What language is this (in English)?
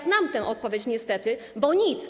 Polish